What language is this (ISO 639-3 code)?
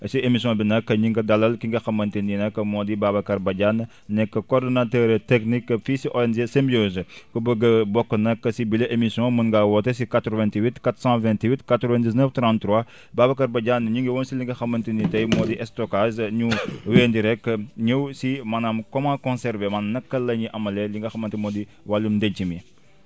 wol